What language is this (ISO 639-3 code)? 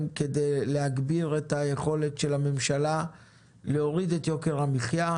heb